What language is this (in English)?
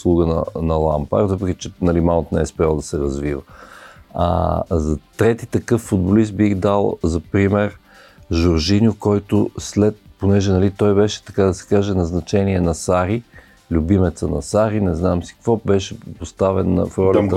Bulgarian